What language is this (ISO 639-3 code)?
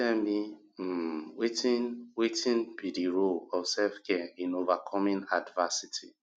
pcm